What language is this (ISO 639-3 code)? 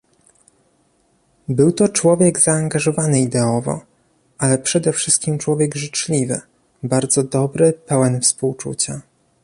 pol